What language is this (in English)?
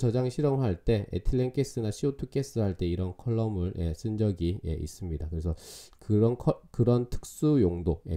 Korean